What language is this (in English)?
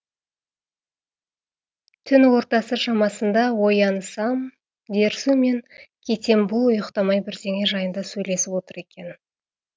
Kazakh